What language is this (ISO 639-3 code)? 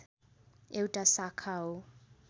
nep